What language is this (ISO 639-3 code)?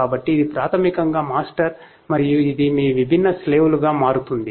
tel